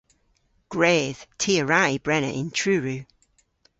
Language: Cornish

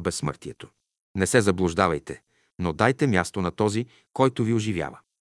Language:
Bulgarian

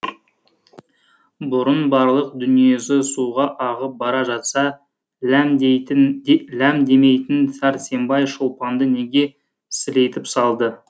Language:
Kazakh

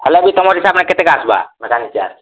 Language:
Odia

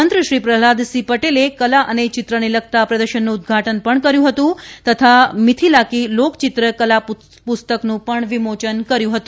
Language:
Gujarati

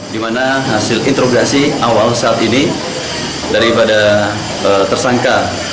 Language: Indonesian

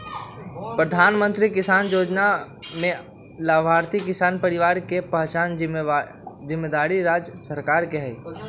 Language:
Magahi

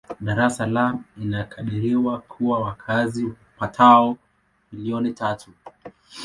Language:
Swahili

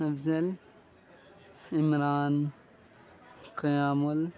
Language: Urdu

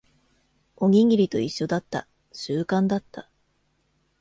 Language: Japanese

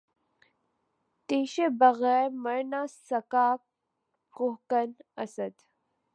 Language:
Urdu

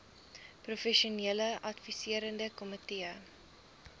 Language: Afrikaans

